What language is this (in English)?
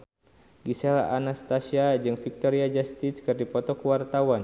Sundanese